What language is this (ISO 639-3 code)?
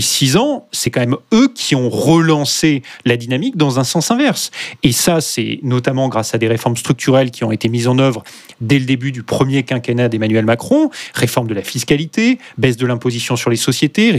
fra